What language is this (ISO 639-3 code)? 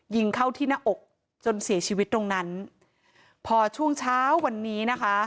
tha